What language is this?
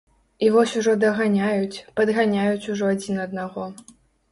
Belarusian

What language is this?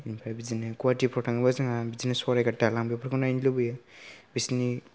Bodo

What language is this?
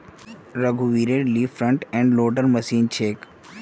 Magahi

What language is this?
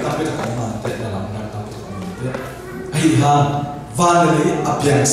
Korean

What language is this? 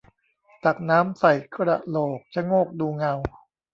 Thai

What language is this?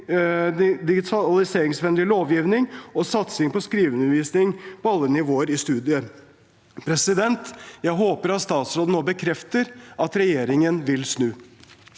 Norwegian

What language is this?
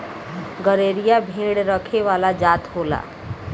Bhojpuri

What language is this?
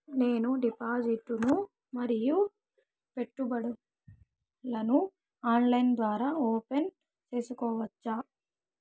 Telugu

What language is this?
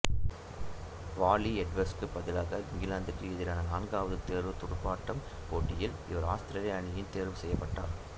Tamil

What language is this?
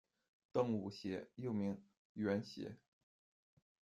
Chinese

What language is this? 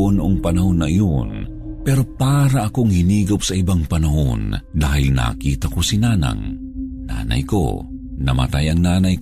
Filipino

